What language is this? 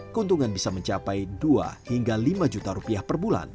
Indonesian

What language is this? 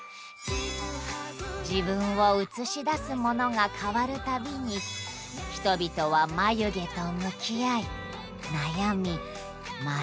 Japanese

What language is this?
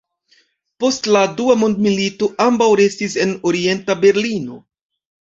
Esperanto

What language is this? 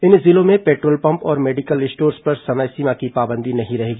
Hindi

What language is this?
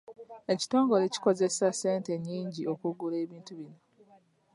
Ganda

